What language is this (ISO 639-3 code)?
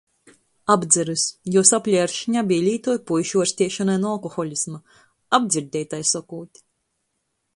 ltg